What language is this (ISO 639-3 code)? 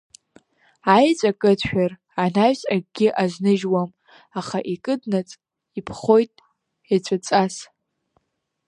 abk